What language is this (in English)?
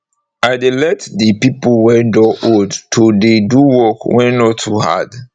Nigerian Pidgin